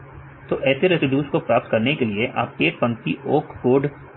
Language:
Hindi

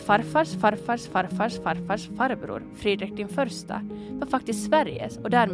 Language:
Swedish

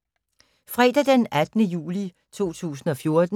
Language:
Danish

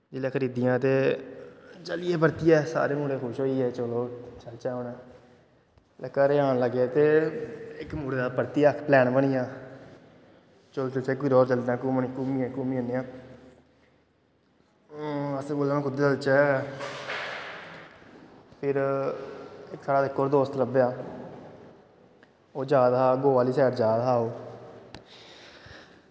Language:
Dogri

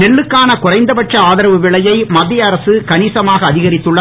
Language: Tamil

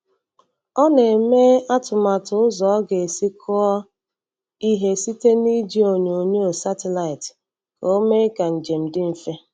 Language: Igbo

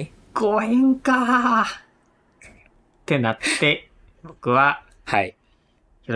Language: Japanese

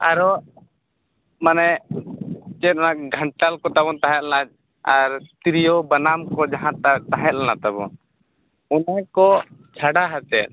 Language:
Santali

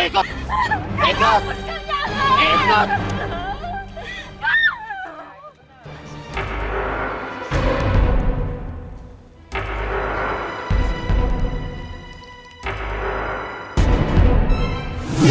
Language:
Indonesian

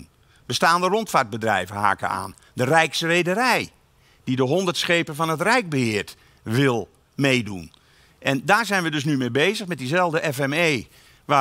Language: Dutch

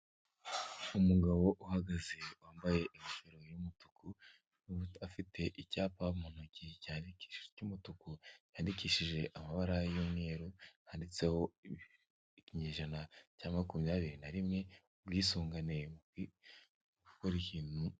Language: Kinyarwanda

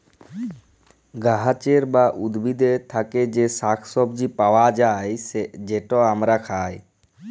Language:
Bangla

